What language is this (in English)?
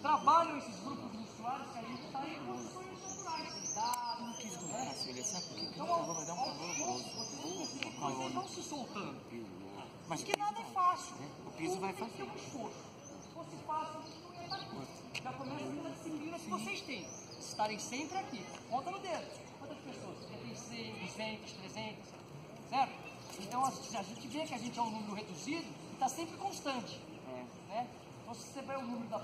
Portuguese